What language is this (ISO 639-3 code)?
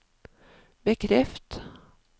nor